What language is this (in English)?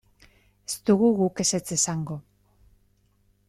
Basque